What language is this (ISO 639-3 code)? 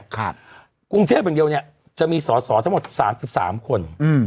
tha